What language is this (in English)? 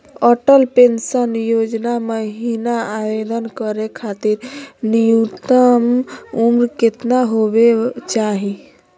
Magahi